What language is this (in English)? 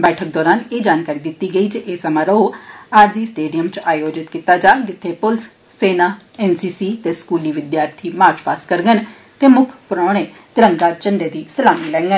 Dogri